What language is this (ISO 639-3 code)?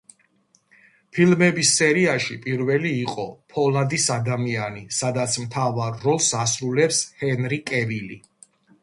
kat